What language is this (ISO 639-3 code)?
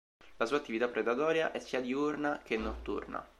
ita